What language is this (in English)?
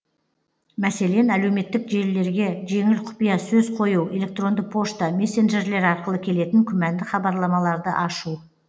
Kazakh